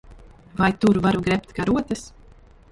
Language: Latvian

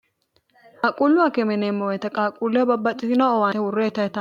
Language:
Sidamo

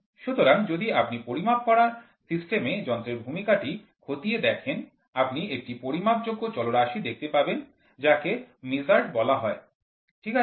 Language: Bangla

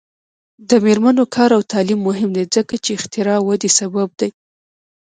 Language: Pashto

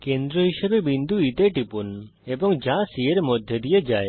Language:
Bangla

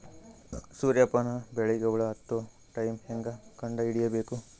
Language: Kannada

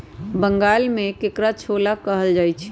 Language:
Magahi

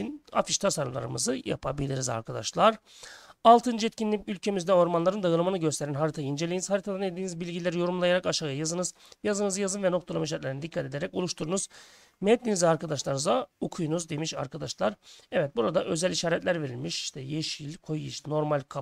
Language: Turkish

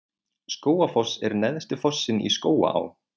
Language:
Icelandic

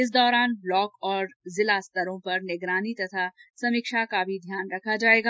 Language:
Hindi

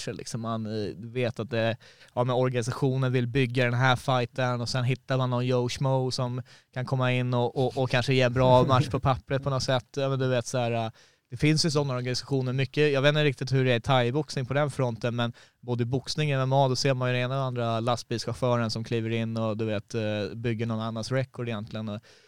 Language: Swedish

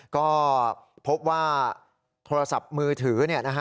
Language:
Thai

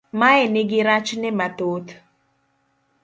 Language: Luo (Kenya and Tanzania)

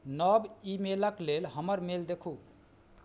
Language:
Maithili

